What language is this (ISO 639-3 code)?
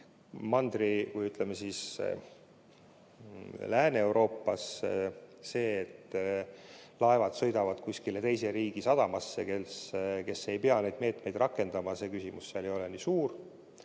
est